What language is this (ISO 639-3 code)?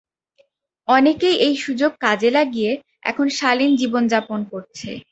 ben